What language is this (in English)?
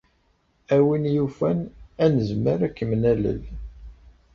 Kabyle